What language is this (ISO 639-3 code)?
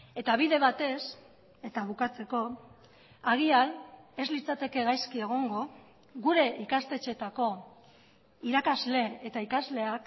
eus